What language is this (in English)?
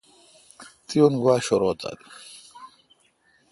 Kalkoti